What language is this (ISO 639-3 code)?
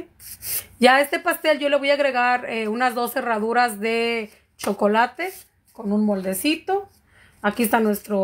spa